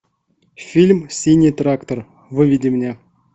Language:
Russian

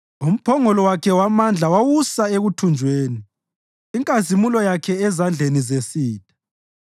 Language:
North Ndebele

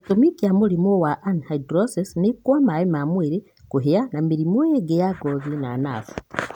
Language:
Kikuyu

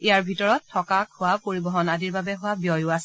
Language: Assamese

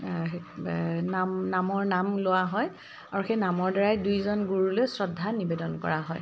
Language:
Assamese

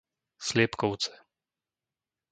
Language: Slovak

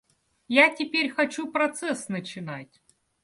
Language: Russian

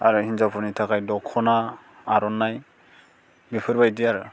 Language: Bodo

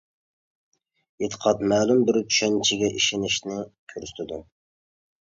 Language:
Uyghur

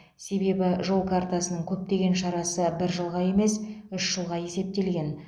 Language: Kazakh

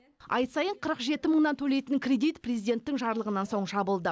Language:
Kazakh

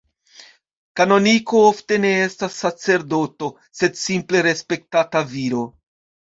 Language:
Esperanto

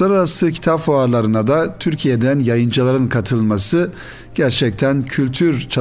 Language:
Turkish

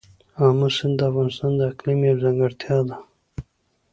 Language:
Pashto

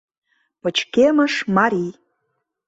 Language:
Mari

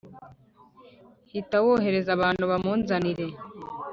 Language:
Kinyarwanda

